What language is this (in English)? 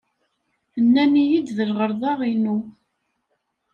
Kabyle